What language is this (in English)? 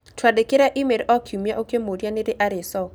Kikuyu